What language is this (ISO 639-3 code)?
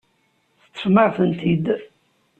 kab